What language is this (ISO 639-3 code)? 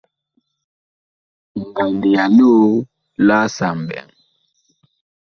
bkh